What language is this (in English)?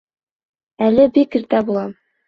Bashkir